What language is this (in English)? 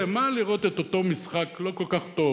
Hebrew